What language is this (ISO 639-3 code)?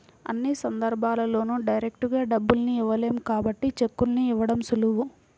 tel